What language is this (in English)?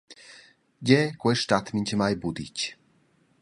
Romansh